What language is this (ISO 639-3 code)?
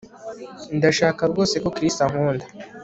kin